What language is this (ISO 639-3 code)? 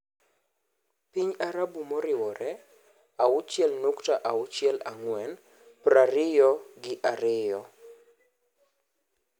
luo